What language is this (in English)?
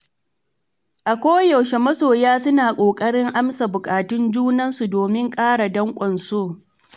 Hausa